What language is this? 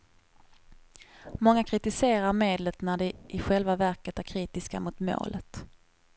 Swedish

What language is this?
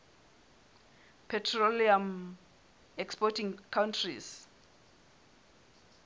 Southern Sotho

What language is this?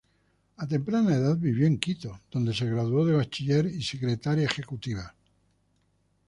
Spanish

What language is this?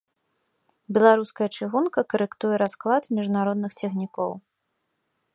Belarusian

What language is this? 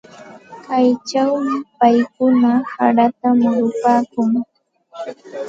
Santa Ana de Tusi Pasco Quechua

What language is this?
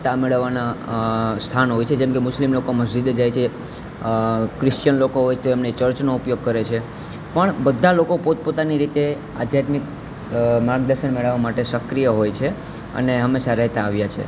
Gujarati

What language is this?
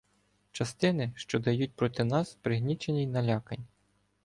Ukrainian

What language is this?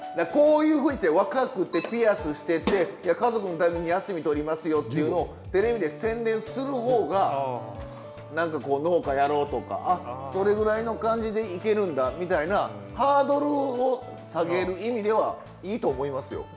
Japanese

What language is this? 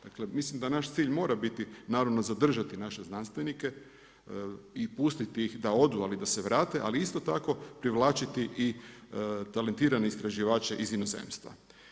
Croatian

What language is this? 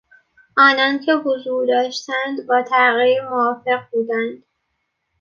Persian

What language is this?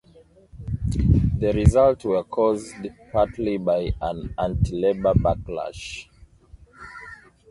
English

